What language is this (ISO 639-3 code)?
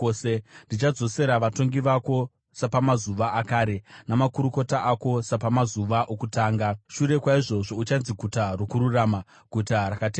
sna